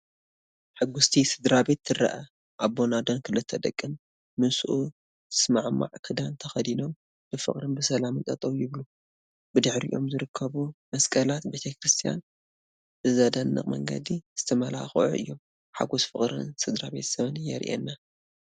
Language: Tigrinya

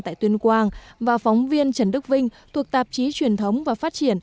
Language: Vietnamese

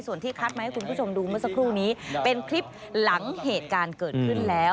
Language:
Thai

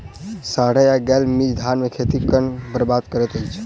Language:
Maithili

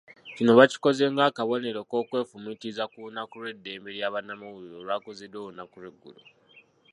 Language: Ganda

